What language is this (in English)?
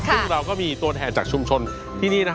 Thai